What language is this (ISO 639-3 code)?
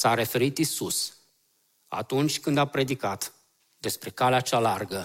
ron